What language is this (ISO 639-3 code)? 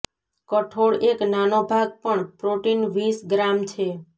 guj